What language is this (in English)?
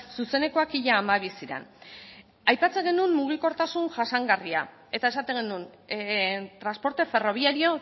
Basque